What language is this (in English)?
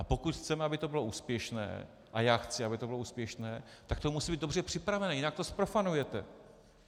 Czech